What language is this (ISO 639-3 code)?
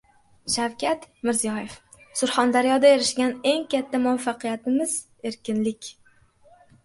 uzb